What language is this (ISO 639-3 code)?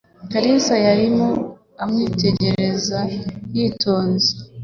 kin